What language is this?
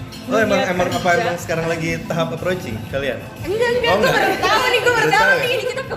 Indonesian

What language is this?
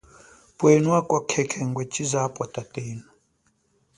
Chokwe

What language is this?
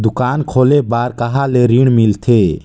Chhattisgarhi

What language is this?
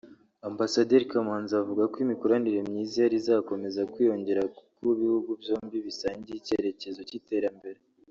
Kinyarwanda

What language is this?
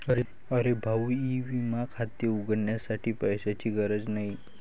Marathi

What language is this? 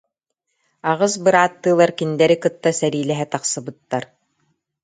Yakut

